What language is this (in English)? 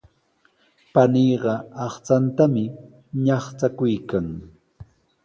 Sihuas Ancash Quechua